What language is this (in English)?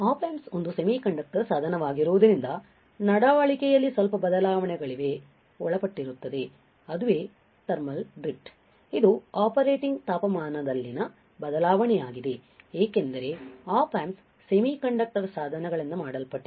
Kannada